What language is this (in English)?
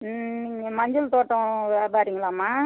Tamil